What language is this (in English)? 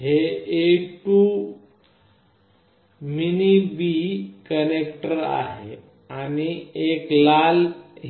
Marathi